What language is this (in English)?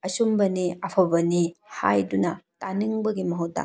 Manipuri